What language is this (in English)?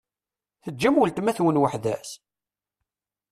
Kabyle